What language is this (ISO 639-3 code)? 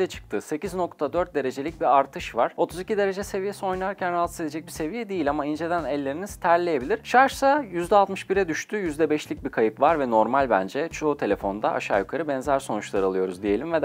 tur